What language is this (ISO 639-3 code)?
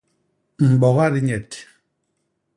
bas